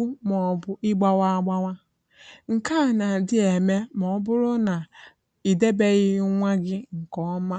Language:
Igbo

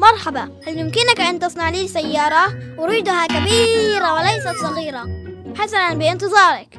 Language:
Arabic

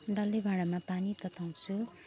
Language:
Nepali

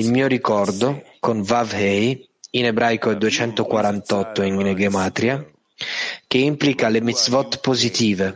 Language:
Italian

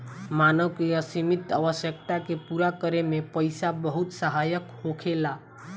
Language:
Bhojpuri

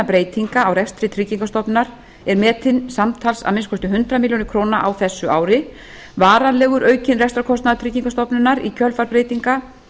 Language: Icelandic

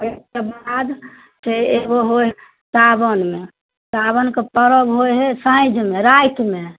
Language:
Maithili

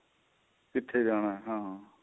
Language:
Punjabi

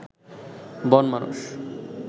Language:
Bangla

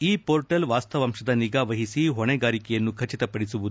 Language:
Kannada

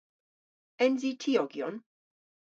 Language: Cornish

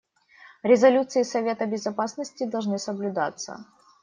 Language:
Russian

